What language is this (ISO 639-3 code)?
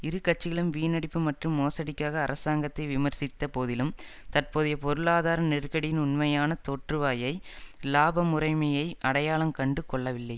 tam